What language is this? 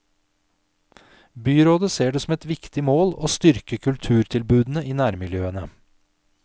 Norwegian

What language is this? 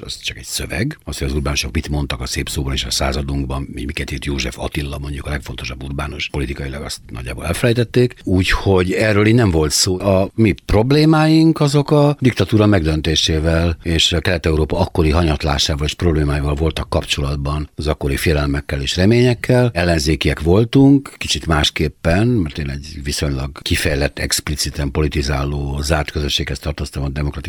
Hungarian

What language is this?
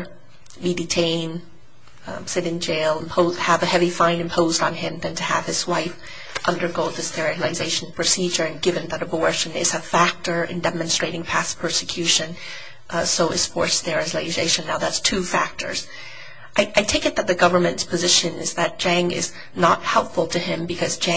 English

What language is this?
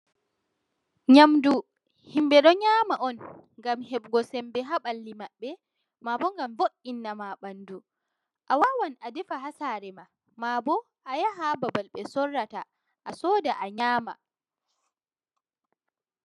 Fula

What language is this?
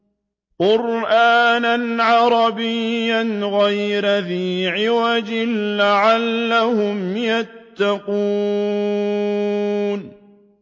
Arabic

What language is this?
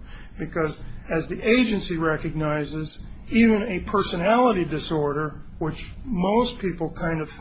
English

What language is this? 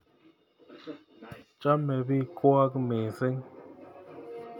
Kalenjin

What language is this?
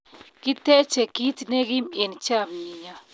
Kalenjin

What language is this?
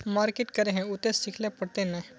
Magahi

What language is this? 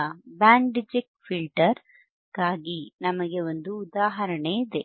Kannada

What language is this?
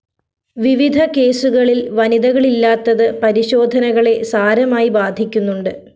Malayalam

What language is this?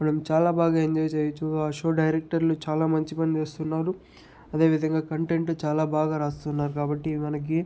Telugu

